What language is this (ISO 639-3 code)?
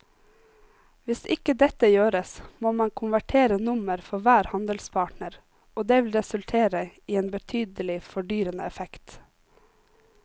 nor